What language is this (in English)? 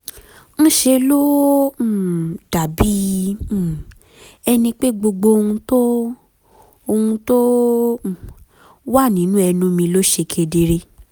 Yoruba